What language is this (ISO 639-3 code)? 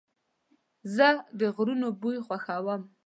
pus